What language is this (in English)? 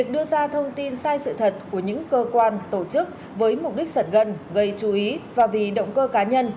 Vietnamese